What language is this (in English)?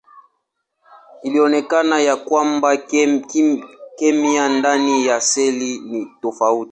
Swahili